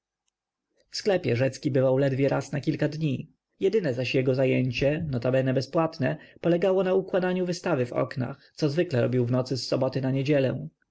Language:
Polish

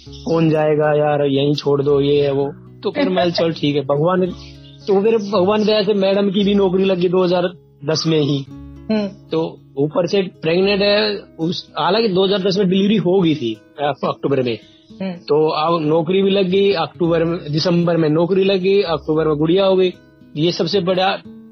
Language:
Hindi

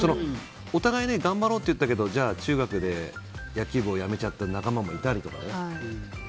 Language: Japanese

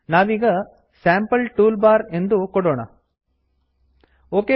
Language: Kannada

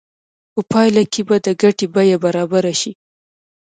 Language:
Pashto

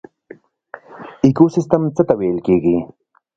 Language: Pashto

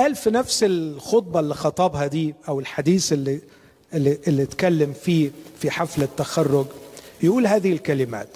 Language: Arabic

